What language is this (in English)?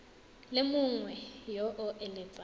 Tswana